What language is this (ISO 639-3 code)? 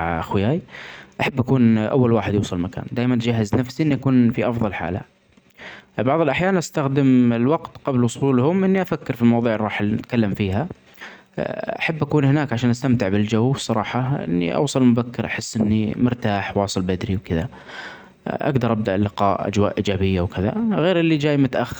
acx